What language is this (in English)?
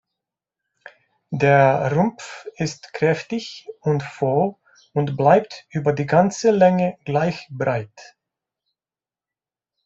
German